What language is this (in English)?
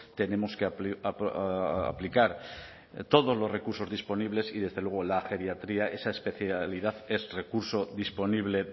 Spanish